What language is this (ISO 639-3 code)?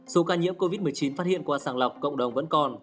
vie